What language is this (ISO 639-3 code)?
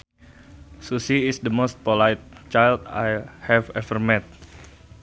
sun